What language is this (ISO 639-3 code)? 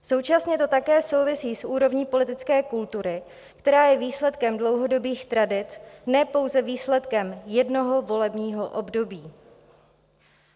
ces